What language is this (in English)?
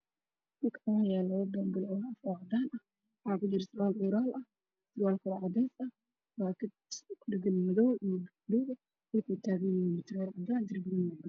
Somali